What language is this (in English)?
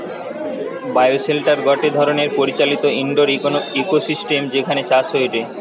Bangla